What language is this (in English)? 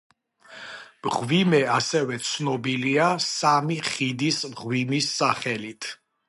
Georgian